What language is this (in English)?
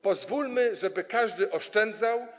Polish